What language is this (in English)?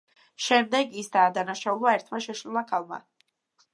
Georgian